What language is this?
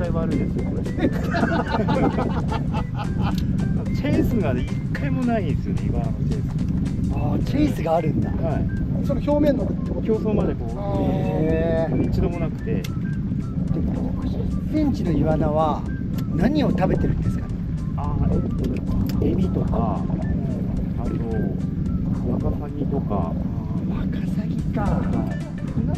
Japanese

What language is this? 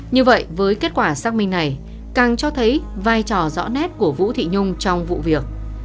Vietnamese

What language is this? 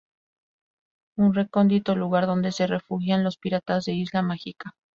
Spanish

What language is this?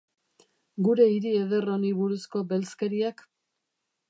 Basque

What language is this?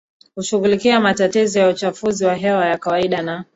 Swahili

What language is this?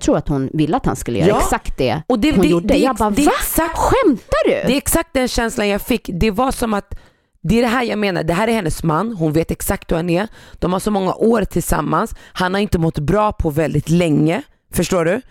Swedish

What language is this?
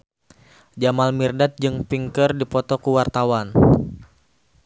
Sundanese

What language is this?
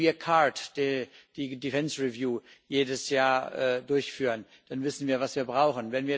German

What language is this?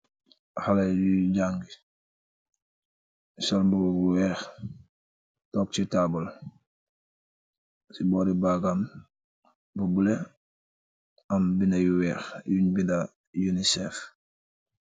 Wolof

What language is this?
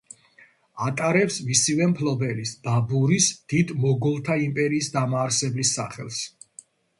Georgian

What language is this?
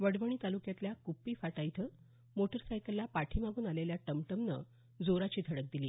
Marathi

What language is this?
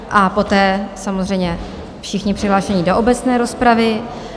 Czech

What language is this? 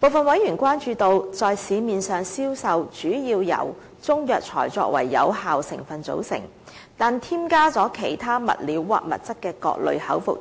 Cantonese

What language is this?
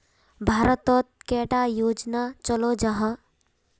Magahi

